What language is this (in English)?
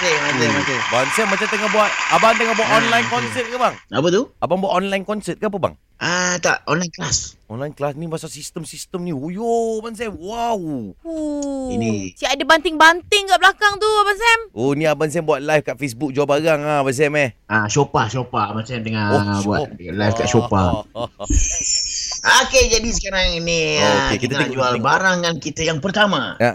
Malay